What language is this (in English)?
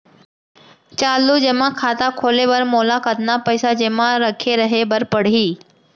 Chhattisgarhi